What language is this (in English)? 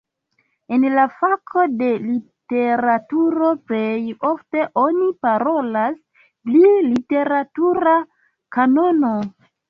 Esperanto